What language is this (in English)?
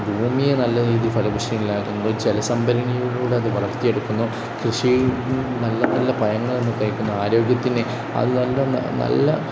Malayalam